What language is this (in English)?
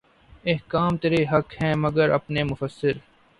Urdu